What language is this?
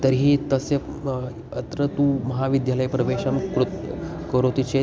Sanskrit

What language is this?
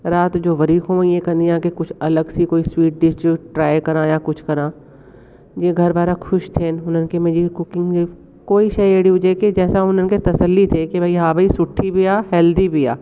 Sindhi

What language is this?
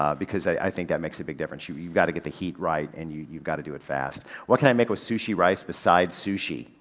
English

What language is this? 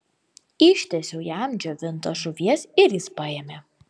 Lithuanian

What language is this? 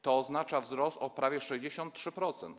Polish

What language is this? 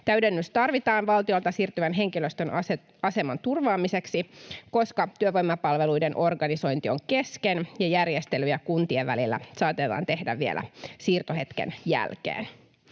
Finnish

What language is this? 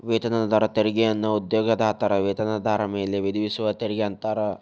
Kannada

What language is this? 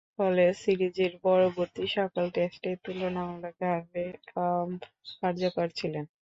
Bangla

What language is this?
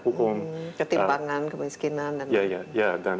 Indonesian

